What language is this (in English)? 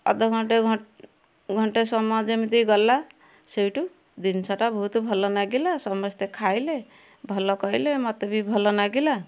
Odia